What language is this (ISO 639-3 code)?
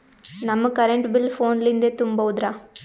kan